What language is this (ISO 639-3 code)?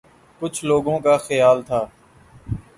urd